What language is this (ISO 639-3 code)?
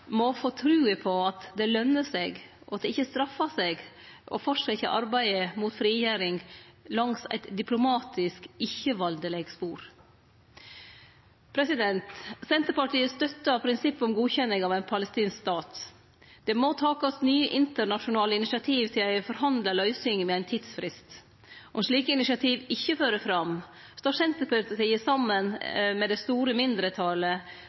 nno